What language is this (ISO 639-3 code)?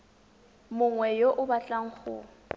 tsn